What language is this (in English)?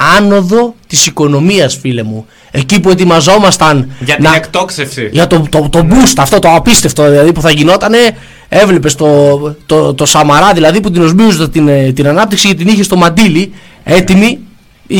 Greek